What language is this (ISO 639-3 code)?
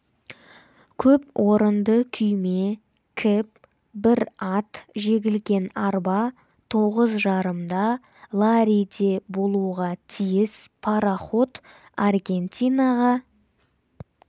kaz